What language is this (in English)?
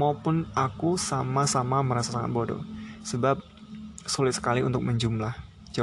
Indonesian